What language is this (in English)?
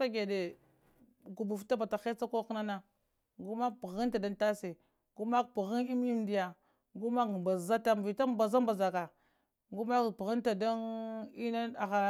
Lamang